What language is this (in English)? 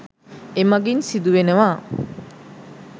Sinhala